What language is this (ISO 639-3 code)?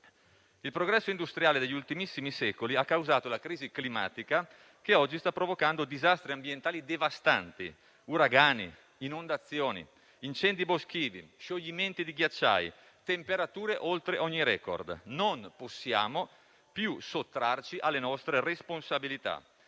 ita